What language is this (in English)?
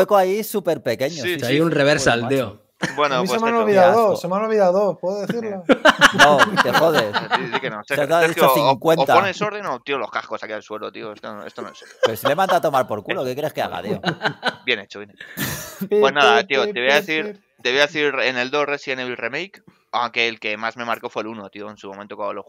Spanish